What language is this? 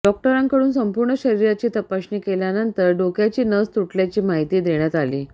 Marathi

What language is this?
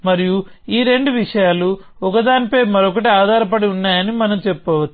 Telugu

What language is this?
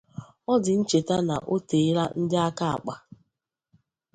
Igbo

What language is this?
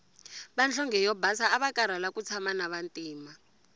Tsonga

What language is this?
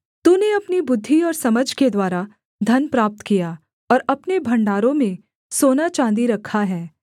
Hindi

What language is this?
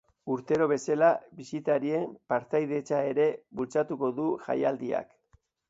Basque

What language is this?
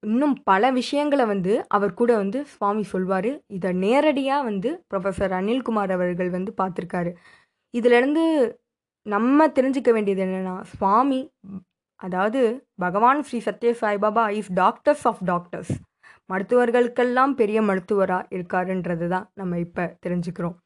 Tamil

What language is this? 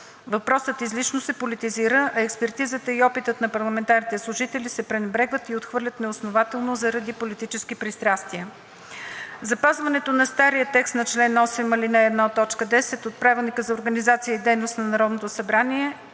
Bulgarian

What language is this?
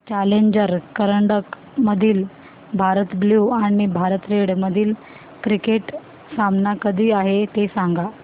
Marathi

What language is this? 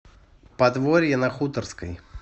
Russian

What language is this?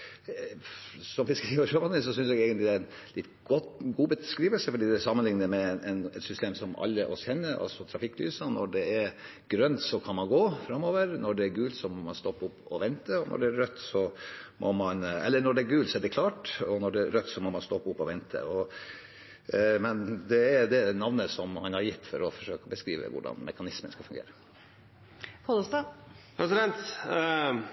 Norwegian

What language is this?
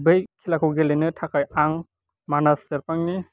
Bodo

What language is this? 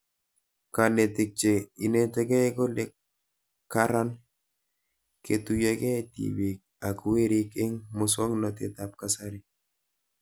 Kalenjin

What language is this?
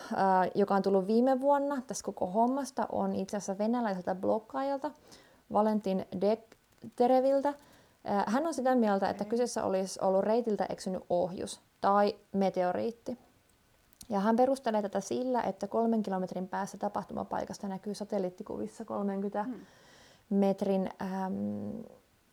Finnish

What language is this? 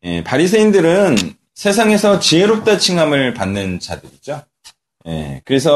Korean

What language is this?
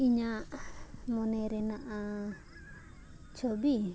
Santali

